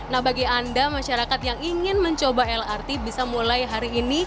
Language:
Indonesian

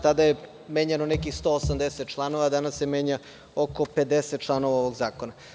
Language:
Serbian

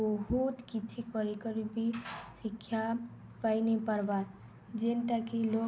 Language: Odia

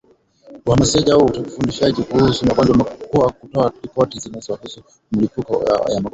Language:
Swahili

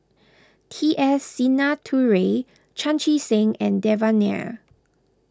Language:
English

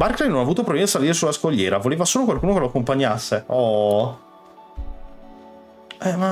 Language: Italian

